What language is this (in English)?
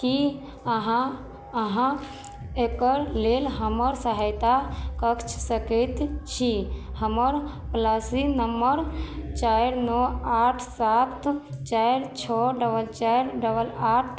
Maithili